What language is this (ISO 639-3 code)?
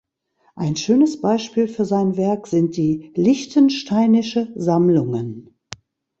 deu